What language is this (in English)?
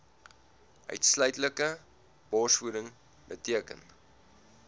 Afrikaans